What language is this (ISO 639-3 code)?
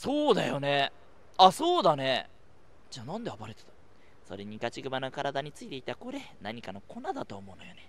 jpn